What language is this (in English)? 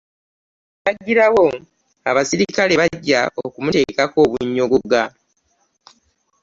Ganda